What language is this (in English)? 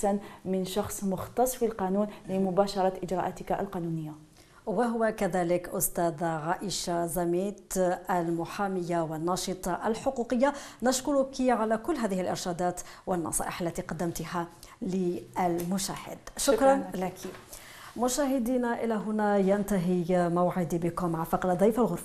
Arabic